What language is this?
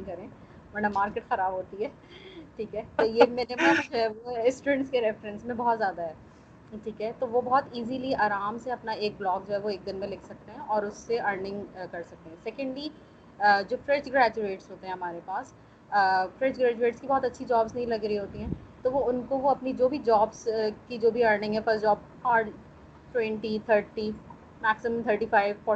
Urdu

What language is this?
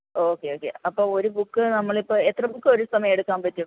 Malayalam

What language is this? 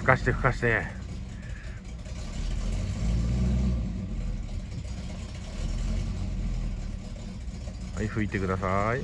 Japanese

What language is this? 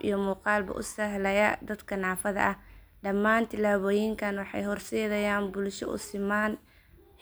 Somali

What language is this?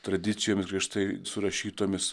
Lithuanian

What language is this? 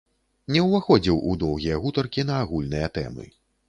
Belarusian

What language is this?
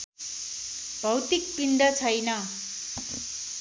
Nepali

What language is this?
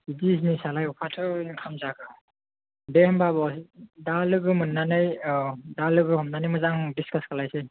Bodo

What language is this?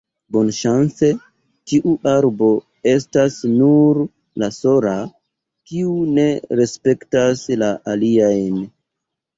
Esperanto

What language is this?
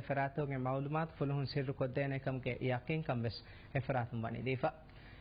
Filipino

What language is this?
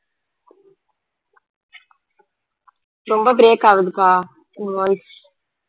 Tamil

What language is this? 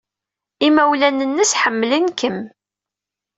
Kabyle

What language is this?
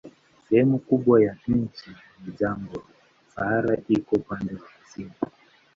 Swahili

